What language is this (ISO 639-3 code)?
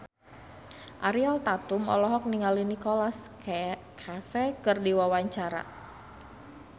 sun